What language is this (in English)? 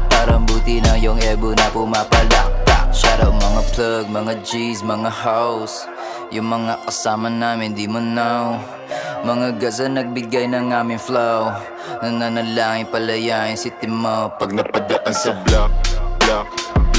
Filipino